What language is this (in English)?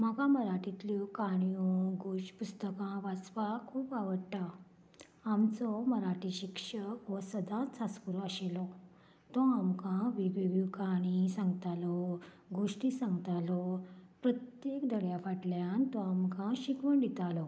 Konkani